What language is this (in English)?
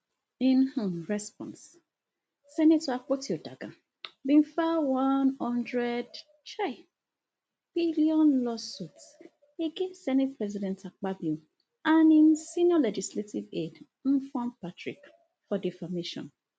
Nigerian Pidgin